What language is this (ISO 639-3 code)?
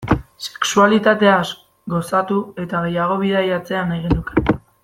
eus